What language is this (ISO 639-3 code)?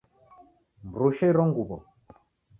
dav